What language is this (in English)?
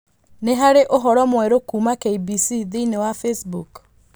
Kikuyu